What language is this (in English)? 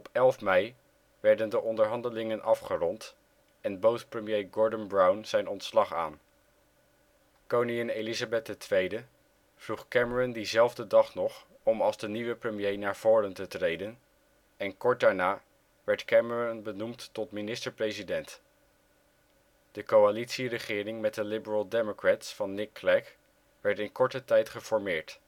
Dutch